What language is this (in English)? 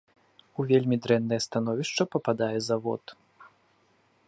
Belarusian